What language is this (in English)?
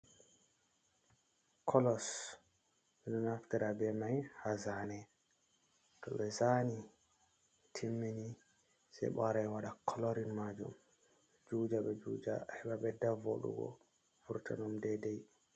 Fula